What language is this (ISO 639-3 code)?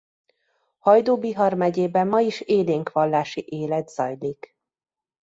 hun